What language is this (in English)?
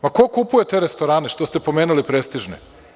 Serbian